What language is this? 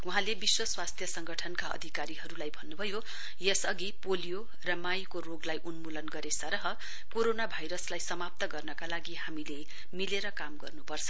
Nepali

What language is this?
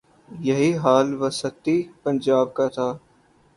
Urdu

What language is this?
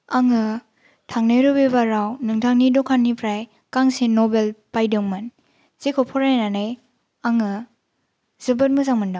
Bodo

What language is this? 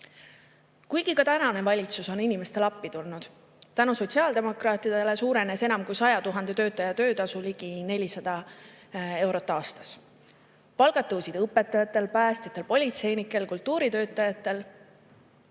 Estonian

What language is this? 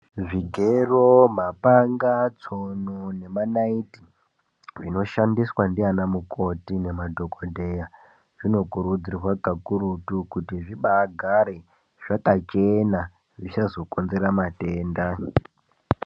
Ndau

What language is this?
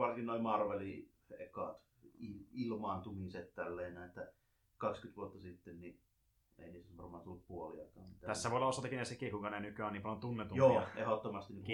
Finnish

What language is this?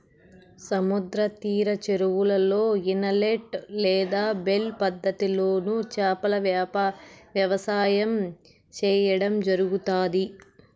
Telugu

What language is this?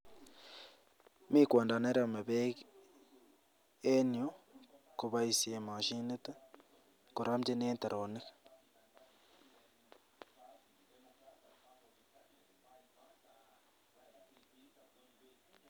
Kalenjin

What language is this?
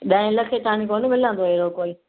Sindhi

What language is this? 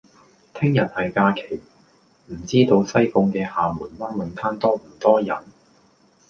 Cantonese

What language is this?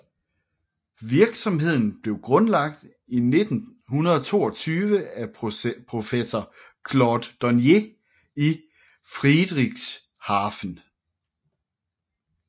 Danish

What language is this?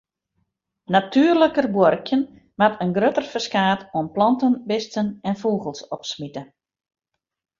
Western Frisian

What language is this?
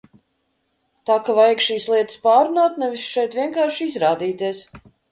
Latvian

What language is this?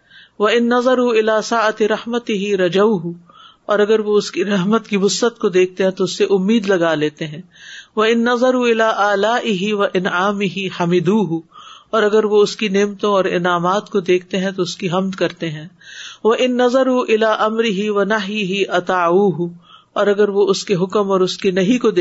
Urdu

